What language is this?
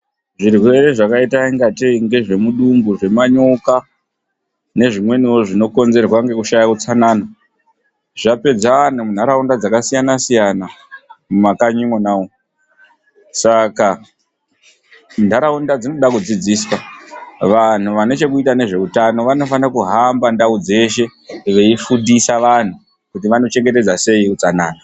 Ndau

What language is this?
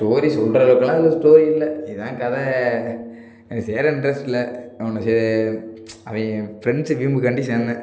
Tamil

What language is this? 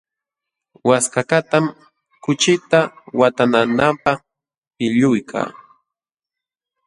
Jauja Wanca Quechua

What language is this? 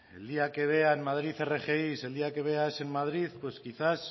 Spanish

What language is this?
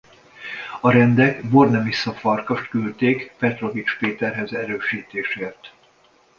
Hungarian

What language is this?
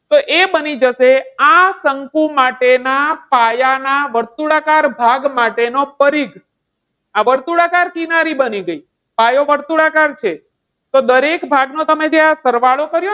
Gujarati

